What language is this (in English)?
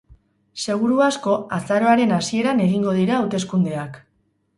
Basque